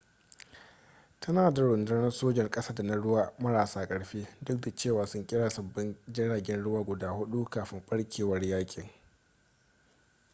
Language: Hausa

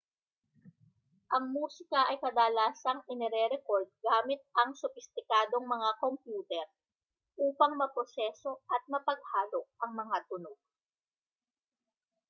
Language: Filipino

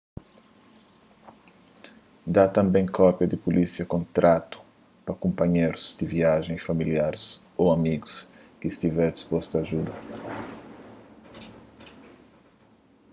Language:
Kabuverdianu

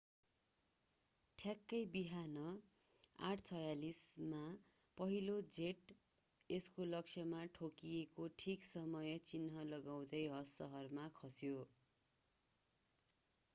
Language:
Nepali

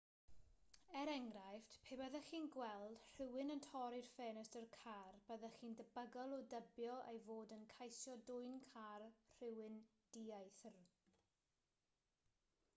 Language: Welsh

